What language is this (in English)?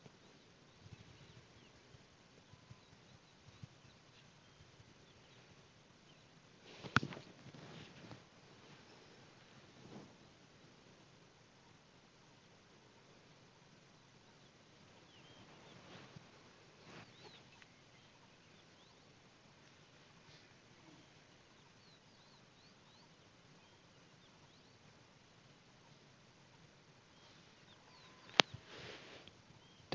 Assamese